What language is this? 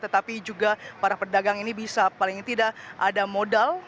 Indonesian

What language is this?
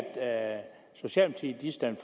Danish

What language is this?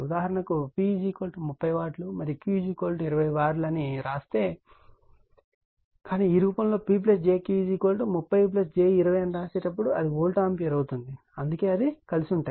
Telugu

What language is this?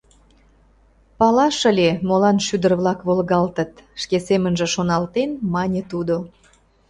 Mari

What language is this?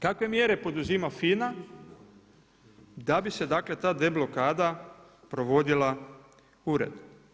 Croatian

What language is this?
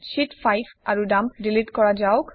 Assamese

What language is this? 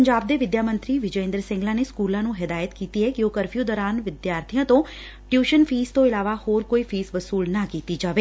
Punjabi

